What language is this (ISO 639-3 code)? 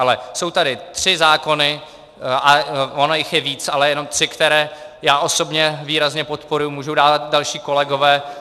ces